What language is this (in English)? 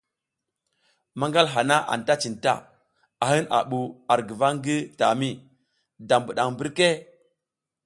South Giziga